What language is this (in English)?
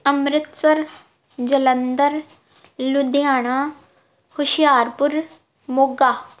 Punjabi